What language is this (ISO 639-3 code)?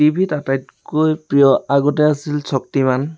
asm